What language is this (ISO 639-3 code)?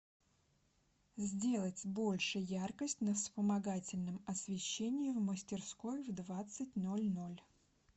rus